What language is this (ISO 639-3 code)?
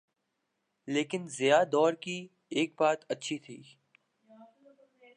urd